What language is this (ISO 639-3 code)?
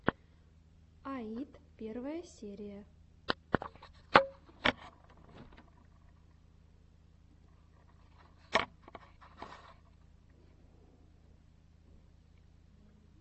rus